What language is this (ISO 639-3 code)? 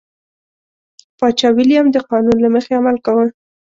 pus